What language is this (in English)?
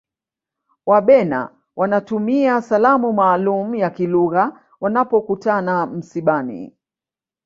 Swahili